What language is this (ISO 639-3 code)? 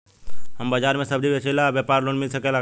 bho